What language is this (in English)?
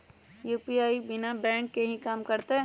Magahi